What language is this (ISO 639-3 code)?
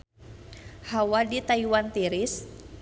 sun